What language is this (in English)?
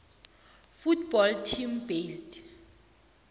South Ndebele